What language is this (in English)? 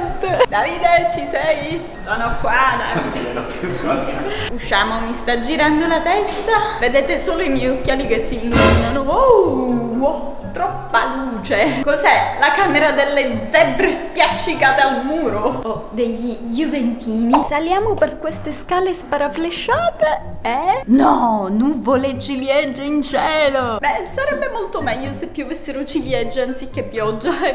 Italian